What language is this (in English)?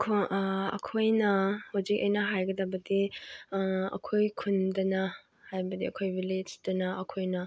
Manipuri